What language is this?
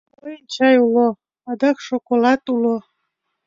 Mari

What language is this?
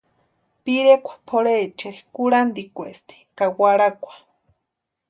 Western Highland Purepecha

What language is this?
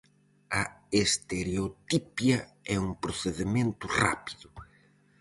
Galician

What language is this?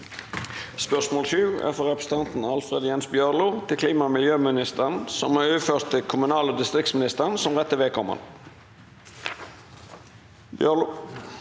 Norwegian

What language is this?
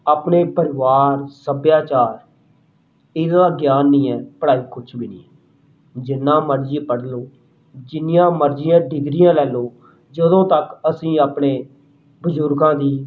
Punjabi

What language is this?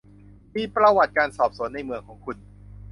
Thai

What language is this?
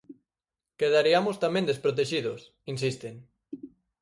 Galician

